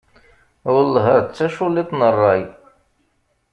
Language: Kabyle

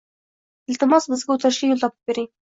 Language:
Uzbek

